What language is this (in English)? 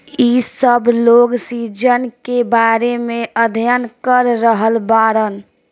Bhojpuri